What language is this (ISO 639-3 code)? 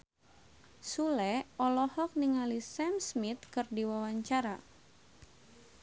sun